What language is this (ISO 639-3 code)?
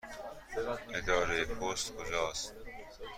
fas